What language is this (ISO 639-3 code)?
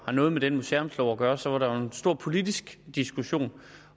dan